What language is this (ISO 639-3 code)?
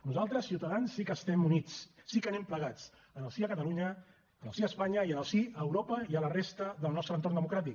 cat